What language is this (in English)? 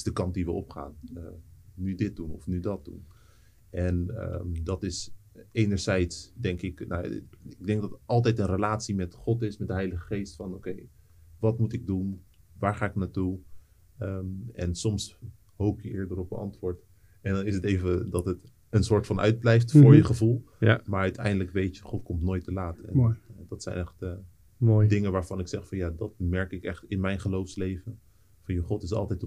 Dutch